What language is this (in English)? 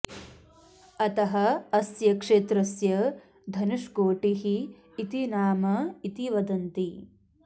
Sanskrit